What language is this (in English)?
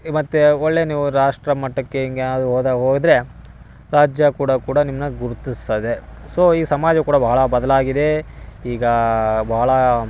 Kannada